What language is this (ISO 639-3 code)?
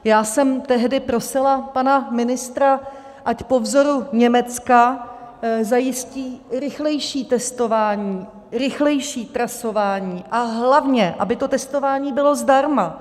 ces